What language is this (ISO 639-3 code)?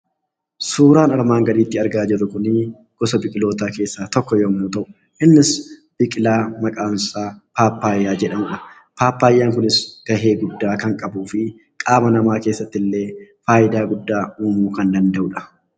orm